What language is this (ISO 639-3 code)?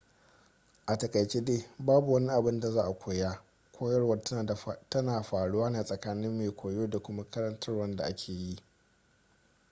hau